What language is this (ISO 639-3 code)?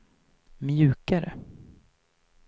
swe